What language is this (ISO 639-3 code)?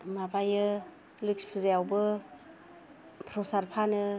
brx